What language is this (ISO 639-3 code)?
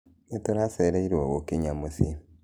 kik